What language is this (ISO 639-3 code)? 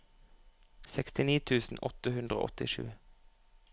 nor